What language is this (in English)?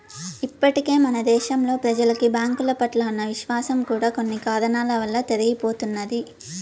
Telugu